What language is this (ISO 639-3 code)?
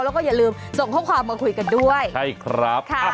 tha